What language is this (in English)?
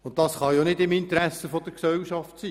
Swiss German